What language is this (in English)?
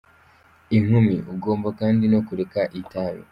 Kinyarwanda